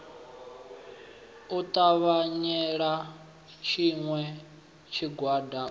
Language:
Venda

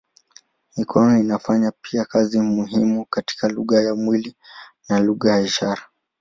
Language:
Swahili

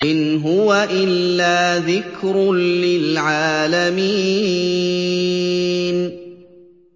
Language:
Arabic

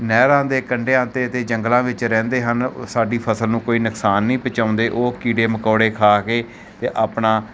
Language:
Punjabi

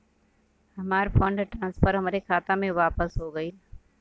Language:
Bhojpuri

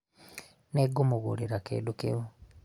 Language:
Kikuyu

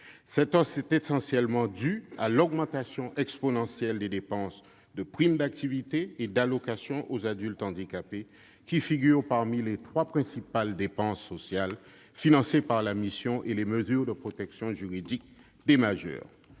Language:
French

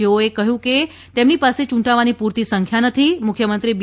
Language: Gujarati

